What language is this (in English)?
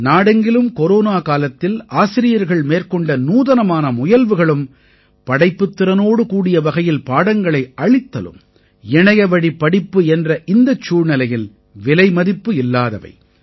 Tamil